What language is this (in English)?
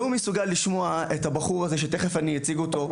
Hebrew